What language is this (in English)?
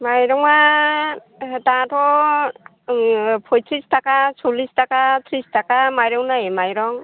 Bodo